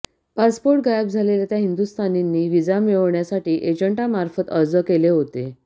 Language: Marathi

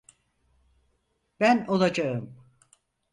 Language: Turkish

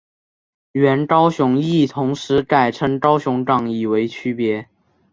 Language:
Chinese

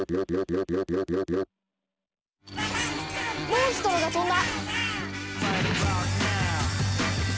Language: Japanese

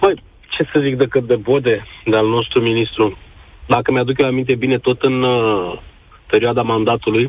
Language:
Romanian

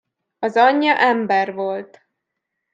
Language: Hungarian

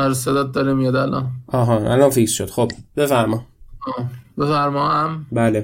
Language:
Persian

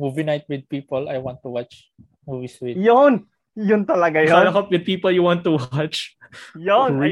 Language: Filipino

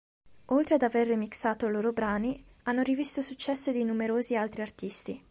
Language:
Italian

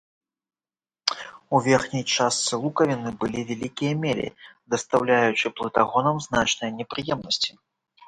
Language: Belarusian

